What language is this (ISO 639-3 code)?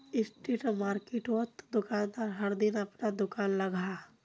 mag